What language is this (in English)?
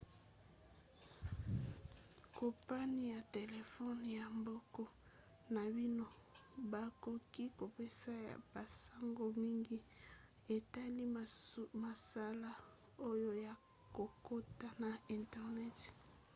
Lingala